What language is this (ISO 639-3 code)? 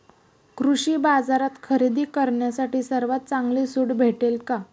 mar